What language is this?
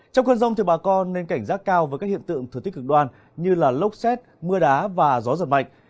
Vietnamese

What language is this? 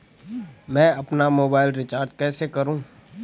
Hindi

